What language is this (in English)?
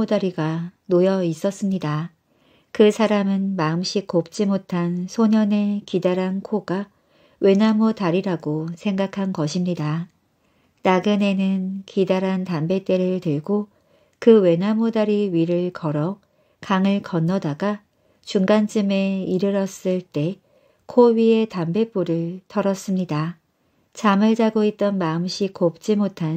Korean